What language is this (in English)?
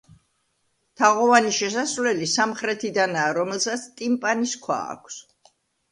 Georgian